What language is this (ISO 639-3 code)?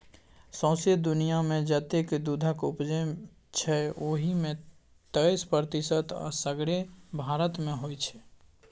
mai